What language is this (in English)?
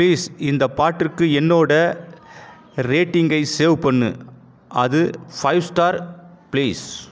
Tamil